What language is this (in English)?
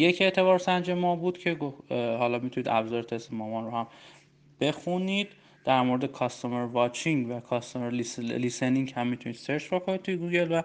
Persian